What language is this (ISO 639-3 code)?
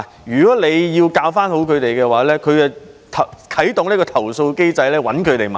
yue